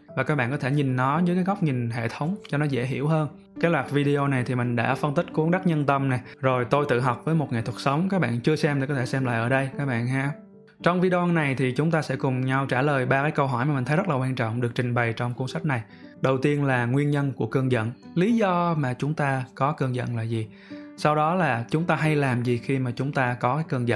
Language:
Vietnamese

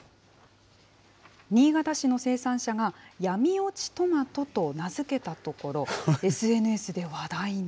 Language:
Japanese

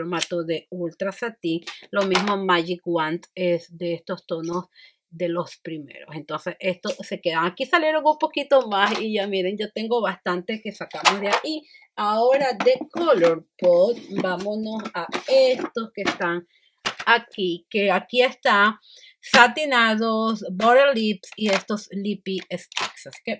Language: Spanish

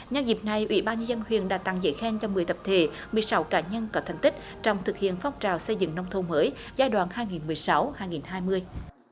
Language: Vietnamese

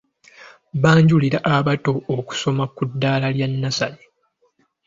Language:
Ganda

